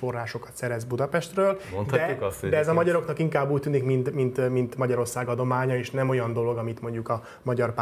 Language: Hungarian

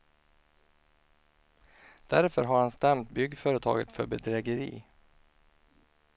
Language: Swedish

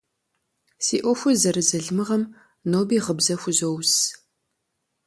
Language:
Kabardian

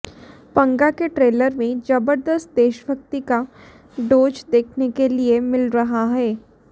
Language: Hindi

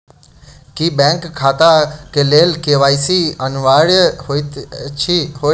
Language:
Maithili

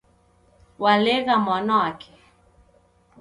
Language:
Taita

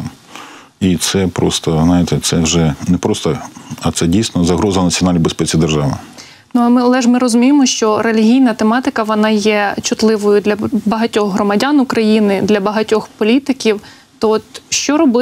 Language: Ukrainian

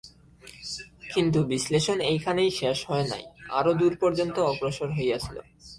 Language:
Bangla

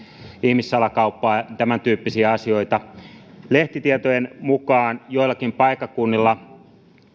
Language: Finnish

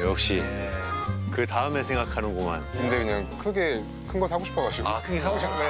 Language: Korean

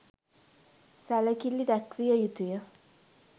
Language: Sinhala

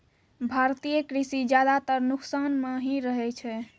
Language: Maithili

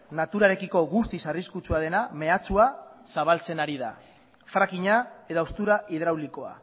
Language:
Basque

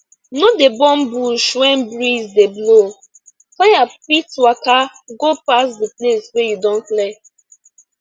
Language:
Nigerian Pidgin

